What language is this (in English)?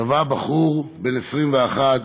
Hebrew